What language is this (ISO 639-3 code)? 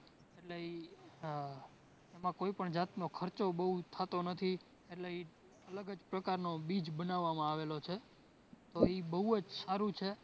guj